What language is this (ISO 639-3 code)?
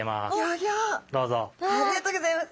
jpn